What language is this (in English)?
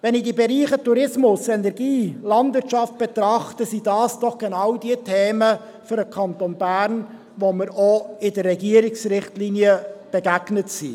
Swiss German